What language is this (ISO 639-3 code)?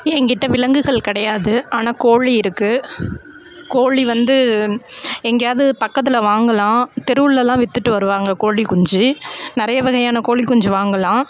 tam